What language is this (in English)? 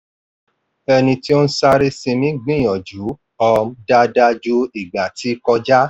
Yoruba